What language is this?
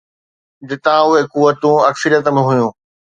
Sindhi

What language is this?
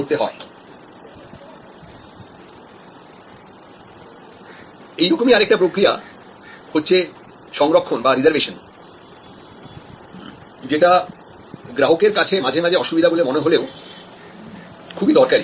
Bangla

